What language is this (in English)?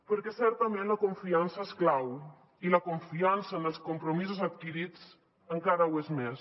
Catalan